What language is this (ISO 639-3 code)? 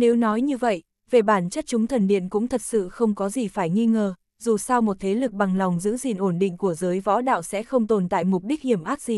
vie